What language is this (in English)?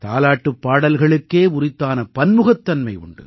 Tamil